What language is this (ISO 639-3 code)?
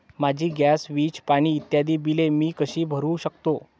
mar